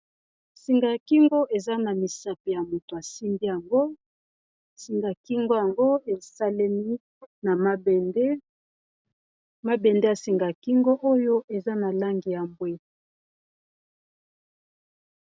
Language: Lingala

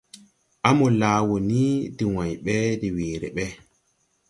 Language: Tupuri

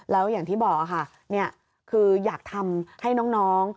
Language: Thai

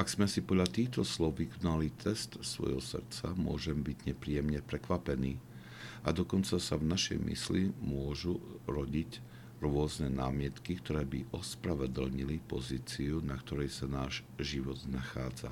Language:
Slovak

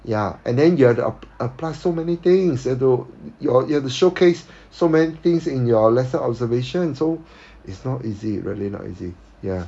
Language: English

